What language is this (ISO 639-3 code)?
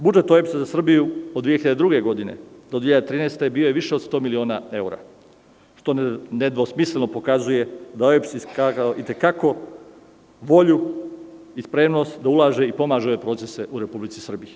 srp